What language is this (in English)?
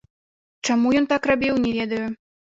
Belarusian